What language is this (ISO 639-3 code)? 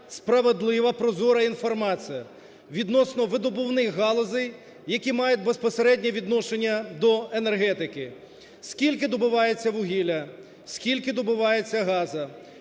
ukr